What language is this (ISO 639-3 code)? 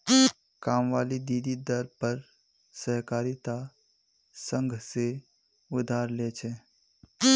mag